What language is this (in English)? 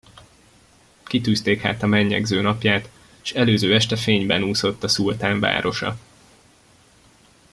Hungarian